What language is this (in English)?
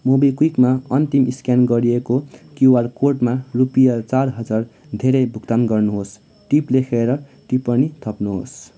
Nepali